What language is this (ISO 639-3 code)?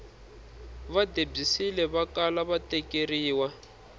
tso